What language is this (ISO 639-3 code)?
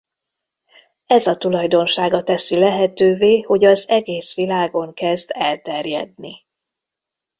hun